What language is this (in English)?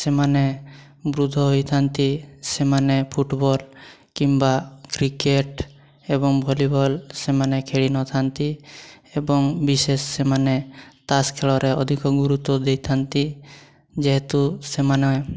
Odia